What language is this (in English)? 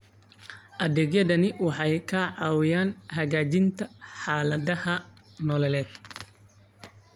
Somali